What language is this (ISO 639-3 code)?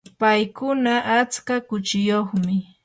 qur